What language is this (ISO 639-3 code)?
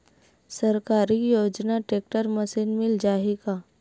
hne